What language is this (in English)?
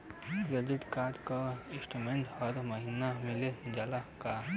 Bhojpuri